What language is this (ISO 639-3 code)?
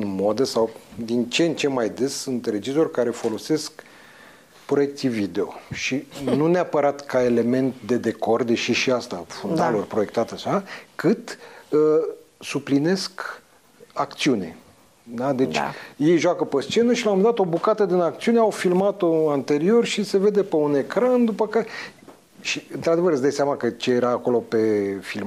ron